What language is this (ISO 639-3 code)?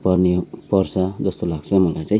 nep